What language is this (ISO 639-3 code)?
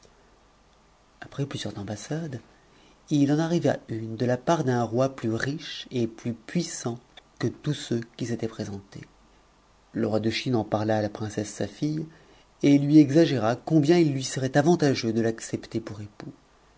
fra